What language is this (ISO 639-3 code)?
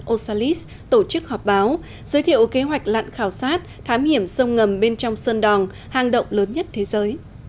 vie